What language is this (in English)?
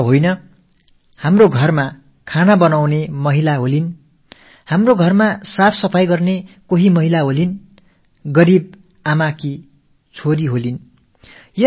Tamil